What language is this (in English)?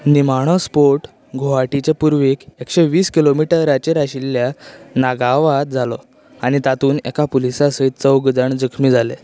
Konkani